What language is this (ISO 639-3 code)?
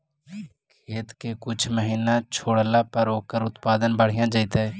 mag